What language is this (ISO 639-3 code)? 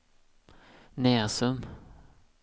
swe